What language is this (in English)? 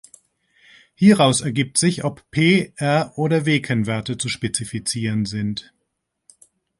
German